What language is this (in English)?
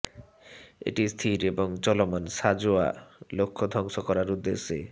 Bangla